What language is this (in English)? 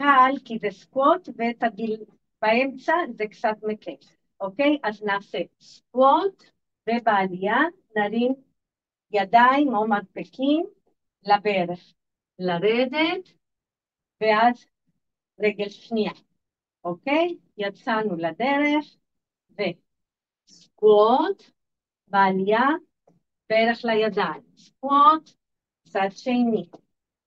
Hebrew